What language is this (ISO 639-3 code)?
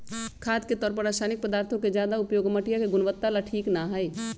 mag